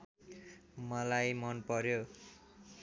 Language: Nepali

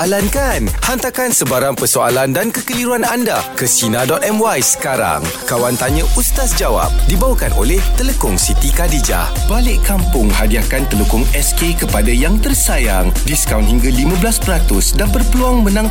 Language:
Malay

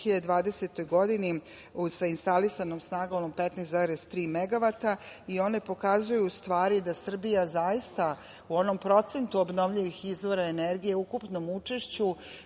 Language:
Serbian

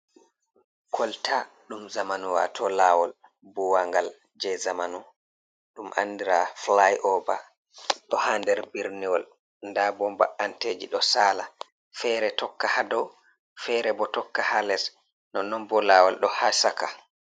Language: Fula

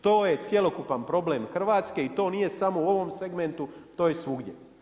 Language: Croatian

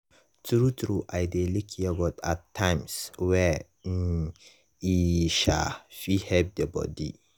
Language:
Nigerian Pidgin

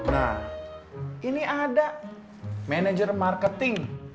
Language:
Indonesian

